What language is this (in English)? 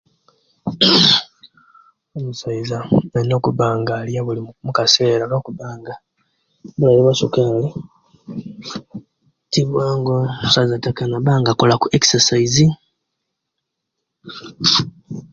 Kenyi